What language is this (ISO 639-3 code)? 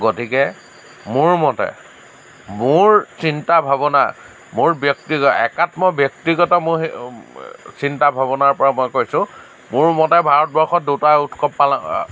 asm